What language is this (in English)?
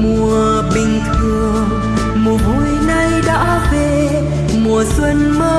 Vietnamese